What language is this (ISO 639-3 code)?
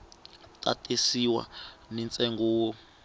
tso